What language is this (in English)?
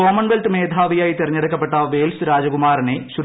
Malayalam